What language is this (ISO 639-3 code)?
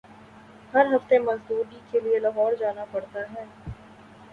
urd